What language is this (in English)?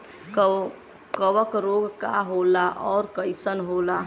Bhojpuri